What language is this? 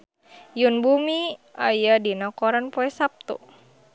Sundanese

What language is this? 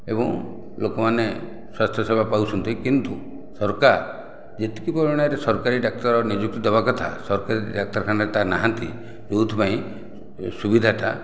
Odia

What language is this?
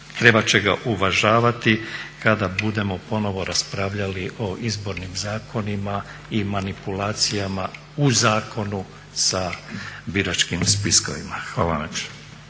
Croatian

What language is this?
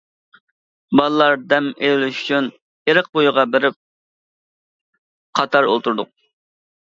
Uyghur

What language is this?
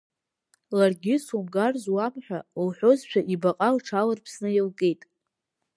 Abkhazian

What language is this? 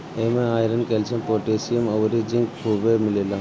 Bhojpuri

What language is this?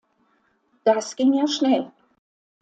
German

